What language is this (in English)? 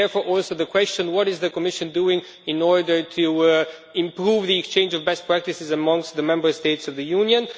English